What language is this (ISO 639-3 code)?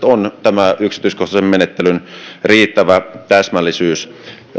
fin